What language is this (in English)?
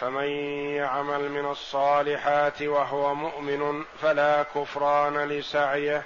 Arabic